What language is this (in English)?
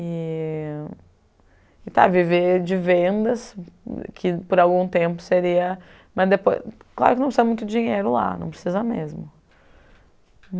Portuguese